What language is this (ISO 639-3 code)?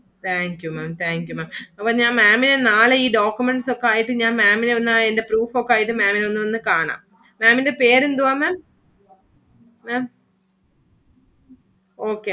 mal